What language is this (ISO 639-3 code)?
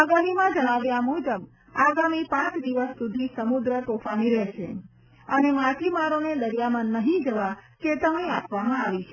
guj